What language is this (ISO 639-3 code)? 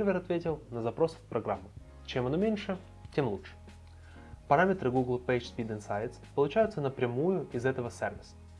rus